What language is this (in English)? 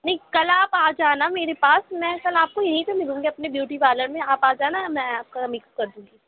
Urdu